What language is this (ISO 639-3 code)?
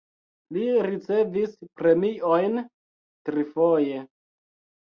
epo